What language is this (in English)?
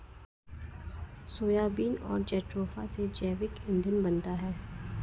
Hindi